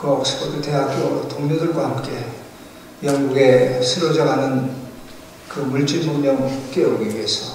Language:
Korean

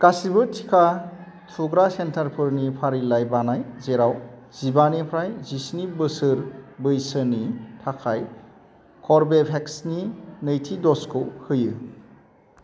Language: Bodo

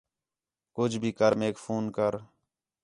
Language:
Khetrani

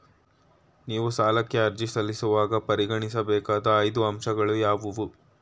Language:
Kannada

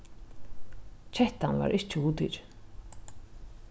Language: Faroese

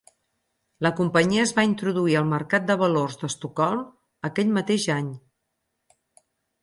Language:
Catalan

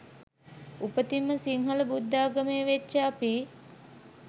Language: Sinhala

